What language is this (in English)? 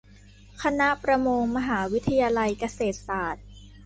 Thai